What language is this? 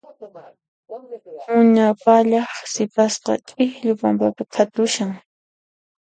Puno Quechua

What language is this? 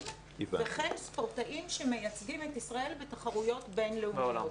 Hebrew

